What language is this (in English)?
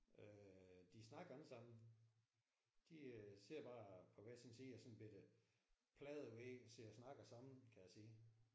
Danish